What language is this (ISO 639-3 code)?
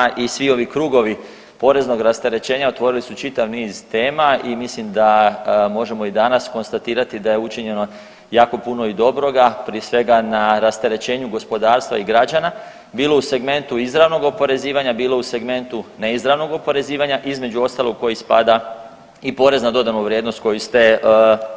hrv